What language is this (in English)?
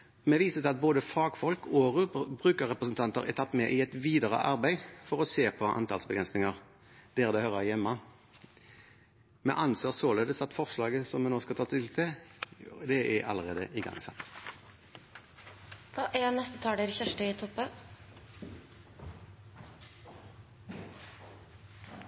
Norwegian